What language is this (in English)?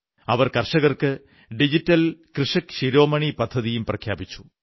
Malayalam